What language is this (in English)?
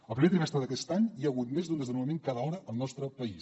Catalan